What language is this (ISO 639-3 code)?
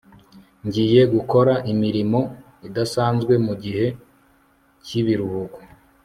kin